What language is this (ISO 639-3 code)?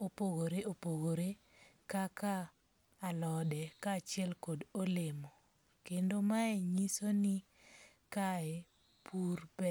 luo